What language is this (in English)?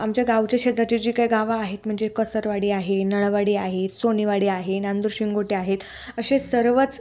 Marathi